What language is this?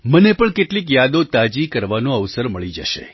Gujarati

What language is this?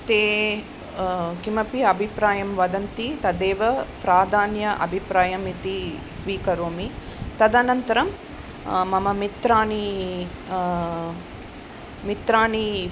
Sanskrit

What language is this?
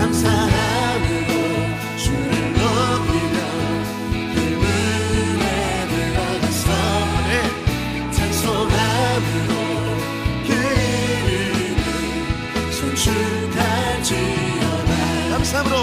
Korean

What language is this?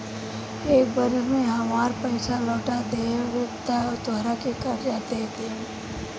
Bhojpuri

